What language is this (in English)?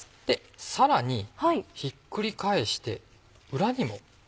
Japanese